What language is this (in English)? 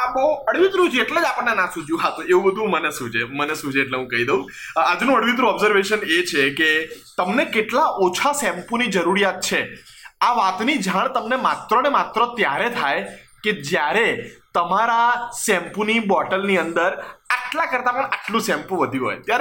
Gujarati